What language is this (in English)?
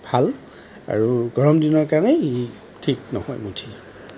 Assamese